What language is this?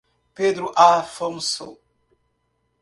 Portuguese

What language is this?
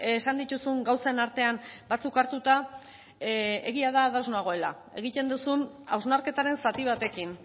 Basque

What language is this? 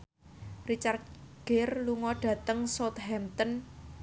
Javanese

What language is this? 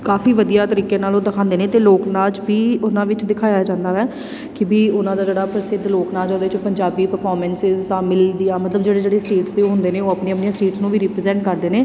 Punjabi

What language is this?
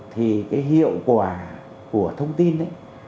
Vietnamese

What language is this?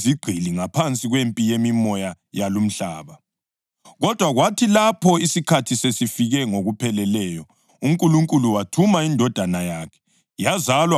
North Ndebele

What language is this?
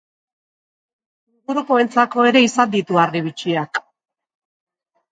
Basque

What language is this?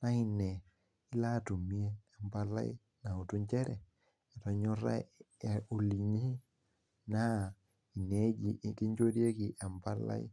Masai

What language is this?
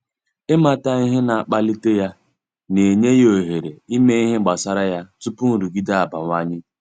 Igbo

